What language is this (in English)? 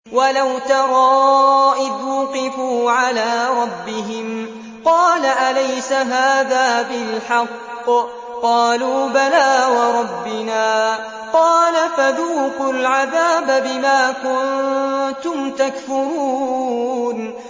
Arabic